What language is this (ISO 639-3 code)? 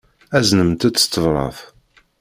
kab